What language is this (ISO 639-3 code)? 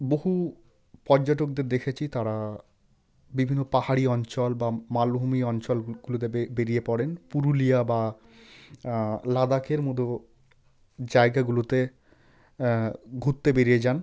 ben